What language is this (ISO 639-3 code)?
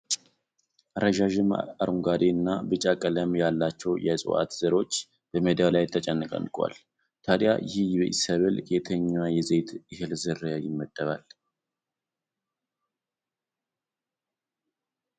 amh